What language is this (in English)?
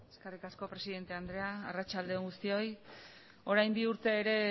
Basque